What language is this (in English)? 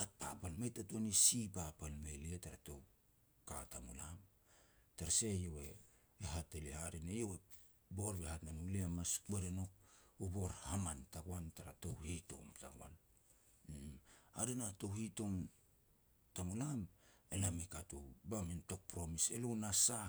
Petats